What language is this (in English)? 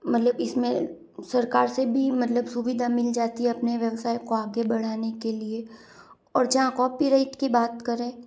Hindi